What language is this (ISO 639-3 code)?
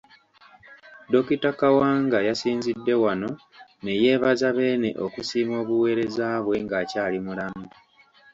lug